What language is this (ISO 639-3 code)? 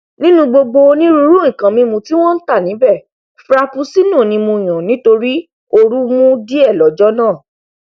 yor